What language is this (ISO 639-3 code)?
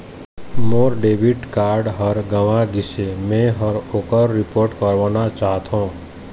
hne